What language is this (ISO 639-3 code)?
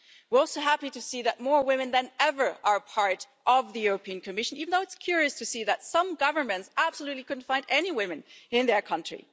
eng